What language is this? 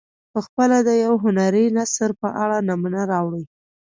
Pashto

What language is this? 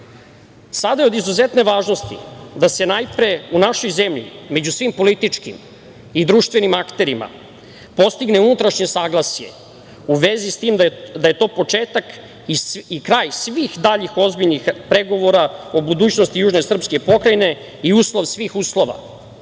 Serbian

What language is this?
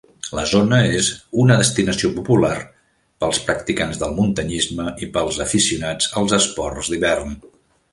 Catalan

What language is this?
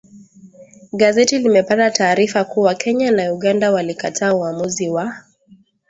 Swahili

